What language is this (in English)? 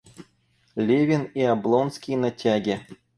Russian